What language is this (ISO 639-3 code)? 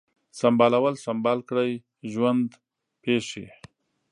pus